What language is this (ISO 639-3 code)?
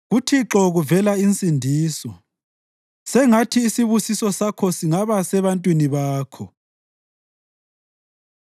nde